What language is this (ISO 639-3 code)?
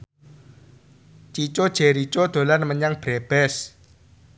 jav